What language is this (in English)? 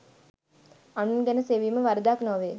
Sinhala